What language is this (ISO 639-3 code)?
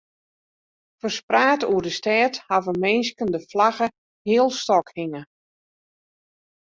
fry